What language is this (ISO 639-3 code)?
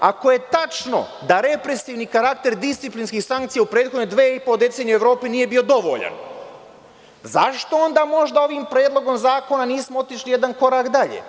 srp